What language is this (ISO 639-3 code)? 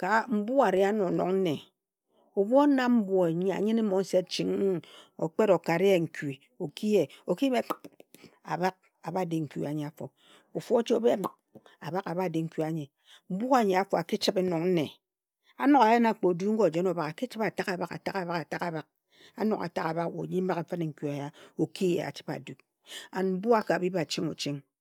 etu